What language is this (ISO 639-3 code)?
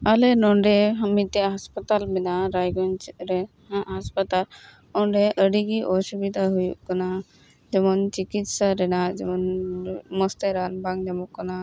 sat